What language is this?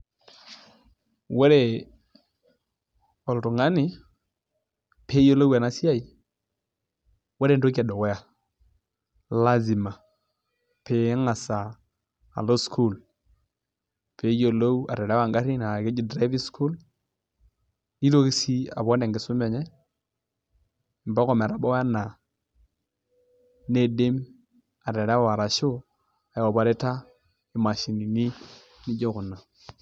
Masai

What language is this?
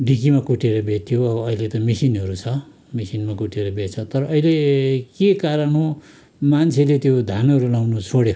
Nepali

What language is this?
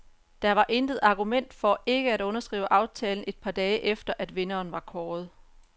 Danish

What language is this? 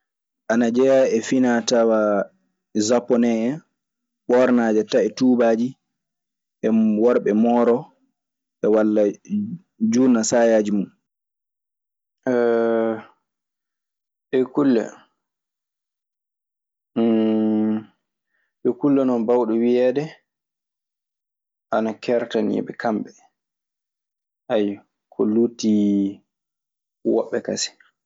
Maasina Fulfulde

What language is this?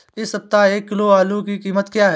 Hindi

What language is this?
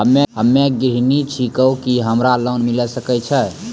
Maithili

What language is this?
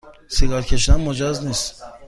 Persian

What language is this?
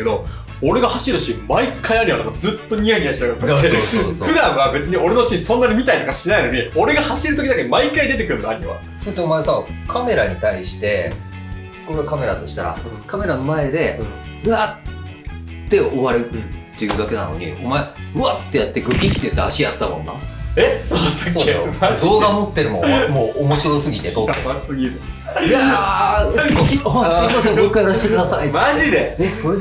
Japanese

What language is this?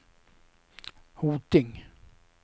Swedish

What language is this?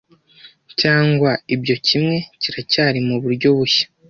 Kinyarwanda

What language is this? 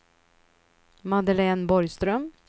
Swedish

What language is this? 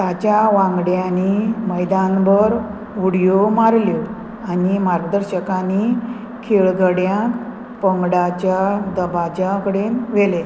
Konkani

